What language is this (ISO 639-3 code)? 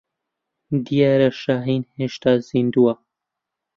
ckb